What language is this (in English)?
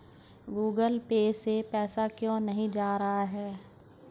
Hindi